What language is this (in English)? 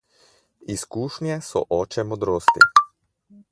Slovenian